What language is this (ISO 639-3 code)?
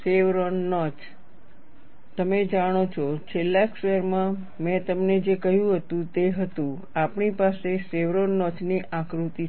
guj